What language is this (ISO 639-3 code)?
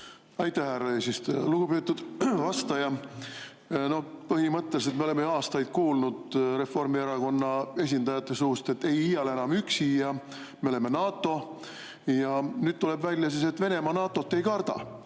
est